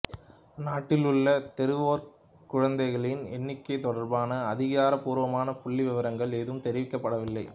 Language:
Tamil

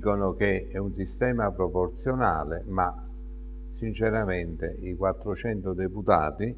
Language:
Italian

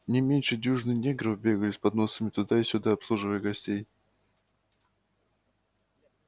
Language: Russian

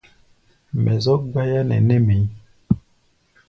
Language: Gbaya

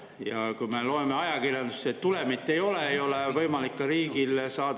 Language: Estonian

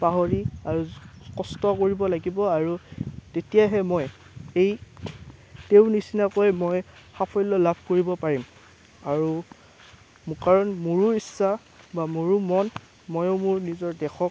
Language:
Assamese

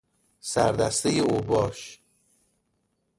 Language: Persian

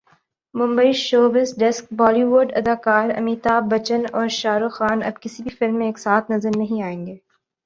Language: Urdu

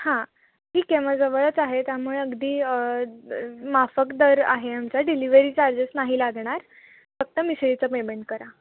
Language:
Marathi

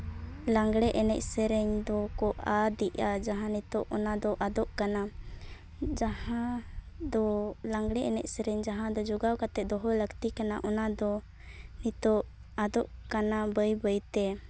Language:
Santali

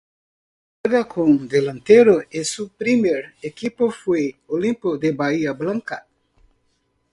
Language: Spanish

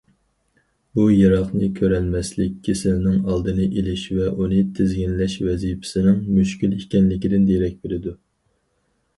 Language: Uyghur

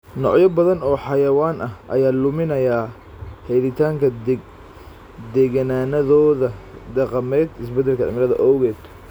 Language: Somali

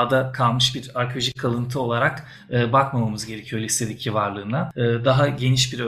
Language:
Turkish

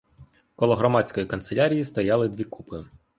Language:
Ukrainian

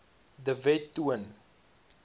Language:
Afrikaans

